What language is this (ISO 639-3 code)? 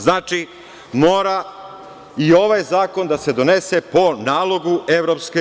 srp